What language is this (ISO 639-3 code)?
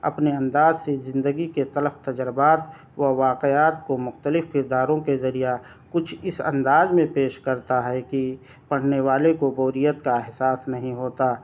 urd